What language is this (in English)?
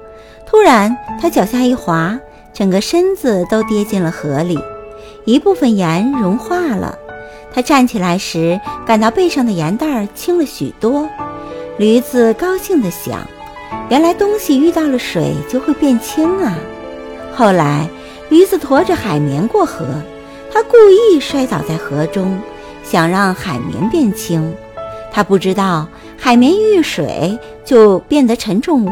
Chinese